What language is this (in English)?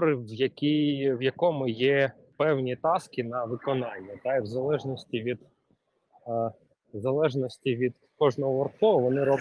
Ukrainian